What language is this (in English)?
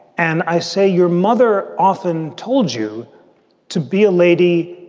English